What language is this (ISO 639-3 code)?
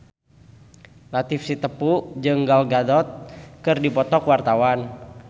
sun